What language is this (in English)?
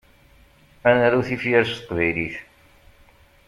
Kabyle